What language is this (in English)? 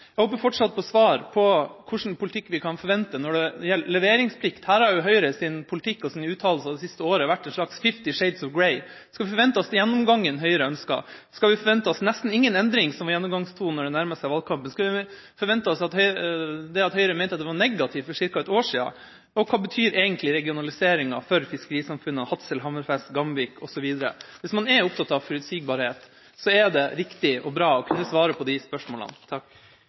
Norwegian Bokmål